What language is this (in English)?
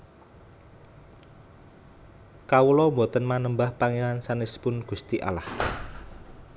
Javanese